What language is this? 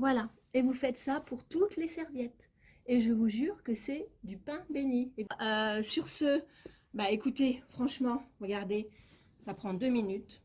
French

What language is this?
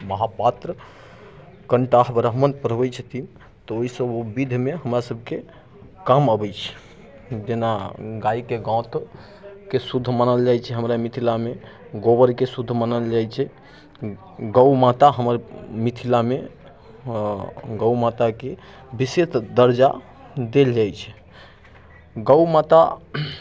Maithili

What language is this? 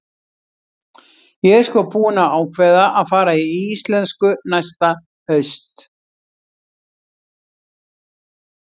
Icelandic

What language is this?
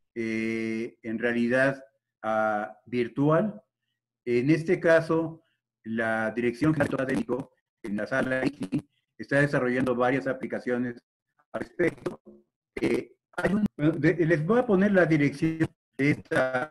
Spanish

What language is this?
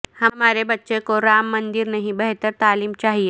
Urdu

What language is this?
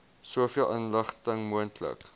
Afrikaans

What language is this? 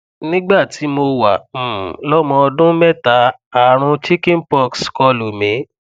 Yoruba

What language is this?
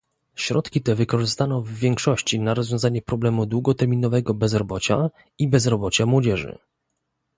Polish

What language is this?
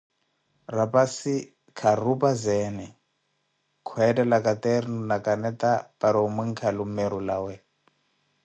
Koti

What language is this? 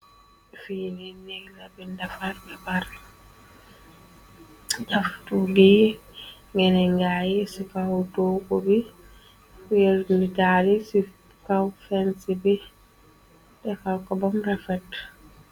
Wolof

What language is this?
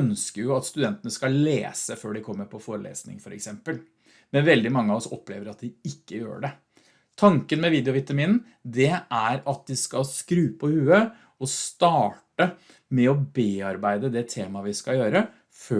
Norwegian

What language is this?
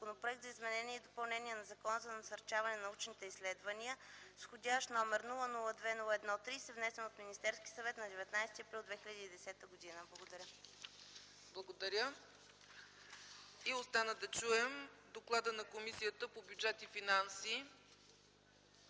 Bulgarian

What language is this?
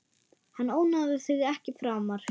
Icelandic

